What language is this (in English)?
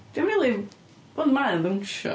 Welsh